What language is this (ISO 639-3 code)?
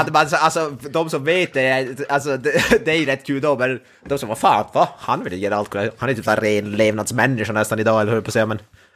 swe